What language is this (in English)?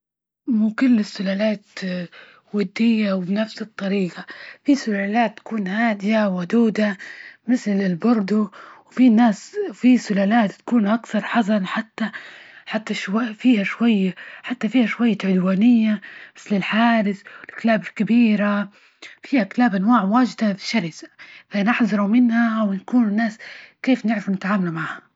Libyan Arabic